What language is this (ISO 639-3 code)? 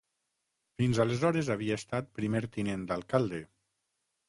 cat